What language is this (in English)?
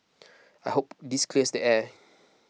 English